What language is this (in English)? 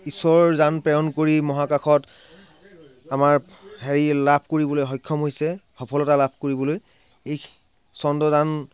Assamese